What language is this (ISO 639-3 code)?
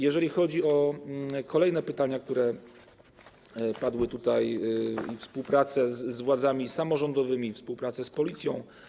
pol